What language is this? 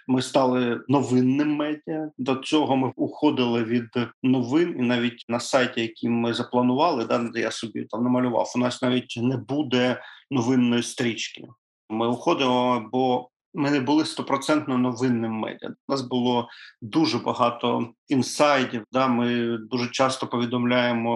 Ukrainian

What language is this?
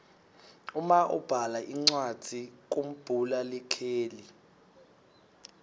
Swati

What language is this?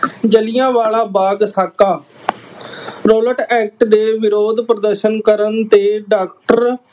Punjabi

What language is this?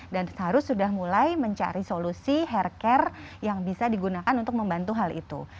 Indonesian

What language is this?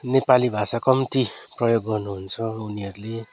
Nepali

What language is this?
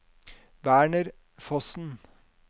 Norwegian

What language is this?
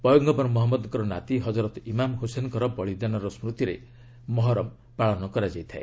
Odia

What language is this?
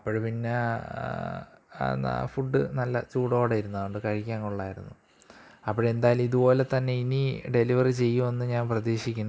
Malayalam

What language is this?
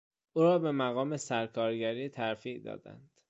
Persian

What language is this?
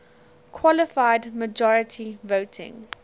English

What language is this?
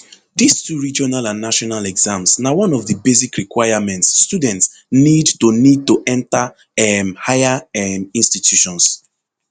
Nigerian Pidgin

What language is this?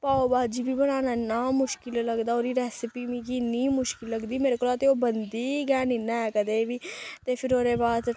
Dogri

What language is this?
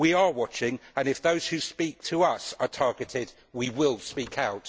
English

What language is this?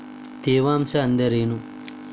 Kannada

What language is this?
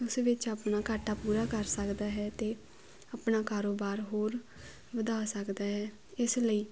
Punjabi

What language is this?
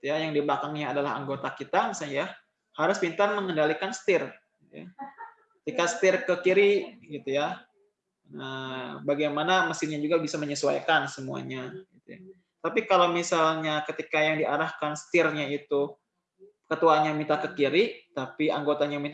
Indonesian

